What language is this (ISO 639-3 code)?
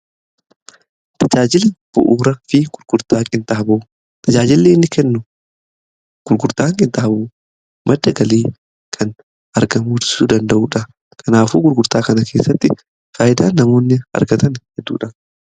orm